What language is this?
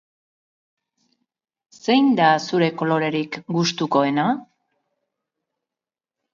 Basque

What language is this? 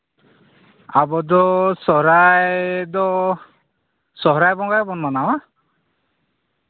Santali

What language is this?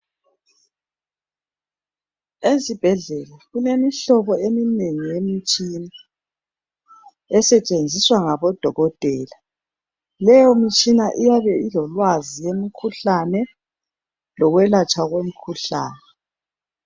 North Ndebele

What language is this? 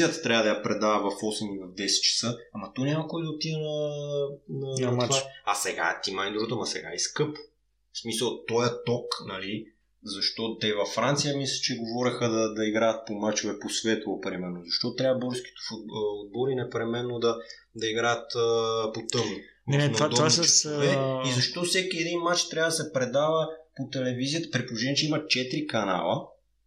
Bulgarian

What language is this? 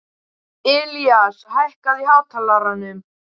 Icelandic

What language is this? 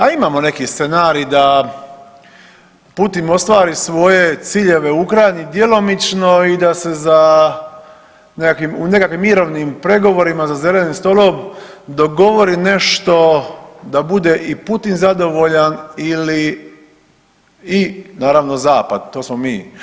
Croatian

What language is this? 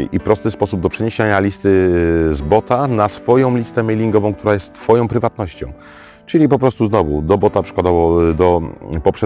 Polish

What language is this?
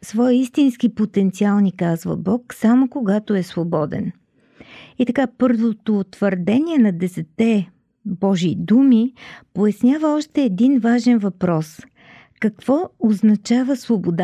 Bulgarian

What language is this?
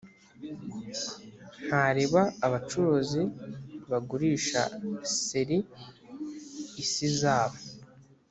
Kinyarwanda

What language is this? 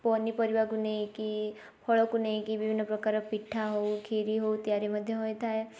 Odia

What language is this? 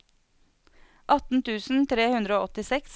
Norwegian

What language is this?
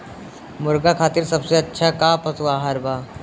Bhojpuri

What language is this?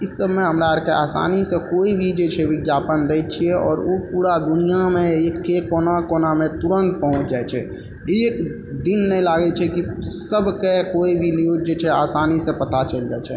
Maithili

